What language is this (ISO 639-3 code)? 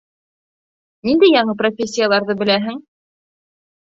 bak